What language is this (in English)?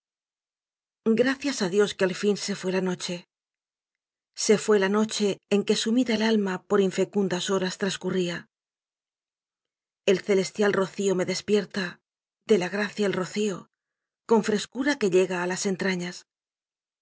Spanish